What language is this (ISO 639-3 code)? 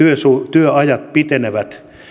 fin